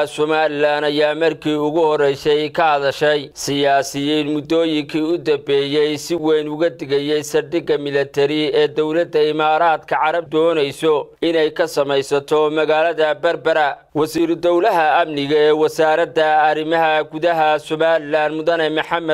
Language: Arabic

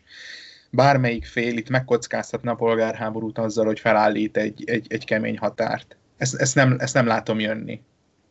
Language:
Hungarian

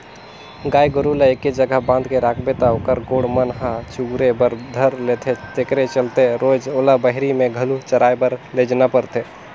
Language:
Chhattisgarhi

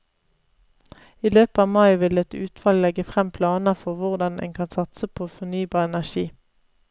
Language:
Norwegian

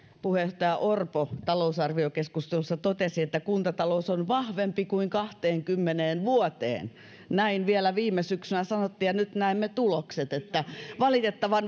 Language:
Finnish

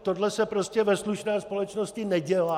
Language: Czech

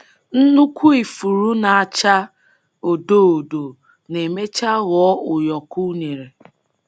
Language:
Igbo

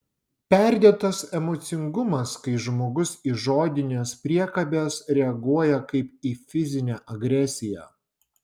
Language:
Lithuanian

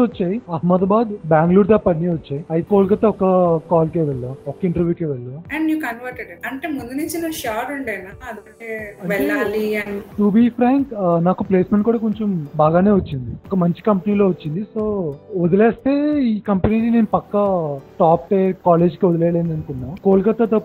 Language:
Telugu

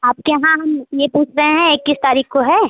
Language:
Hindi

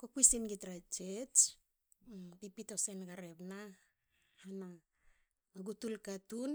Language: Hakö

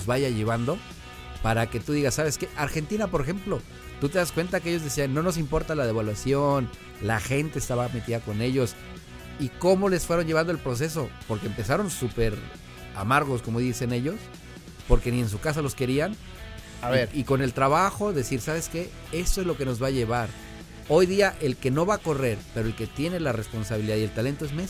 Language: Spanish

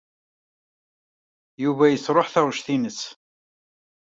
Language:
Kabyle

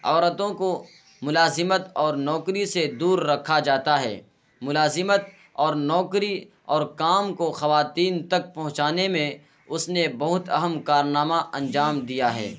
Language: Urdu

